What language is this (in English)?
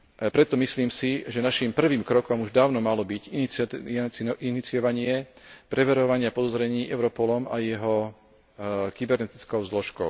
Slovak